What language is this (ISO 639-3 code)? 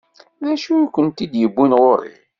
kab